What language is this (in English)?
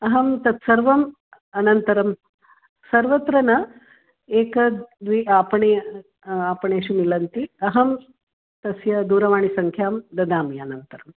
Sanskrit